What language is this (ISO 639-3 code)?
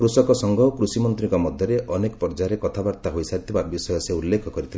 ori